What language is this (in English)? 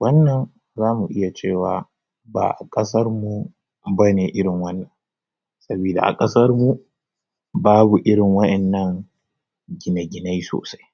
Hausa